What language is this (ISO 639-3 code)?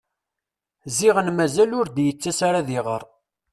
kab